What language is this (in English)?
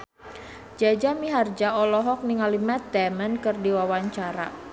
Sundanese